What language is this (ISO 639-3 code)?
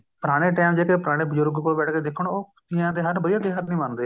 pan